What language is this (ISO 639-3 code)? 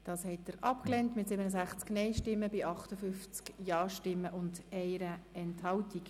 gsw